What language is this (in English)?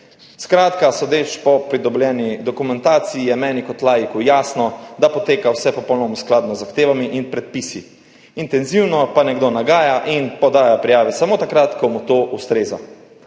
Slovenian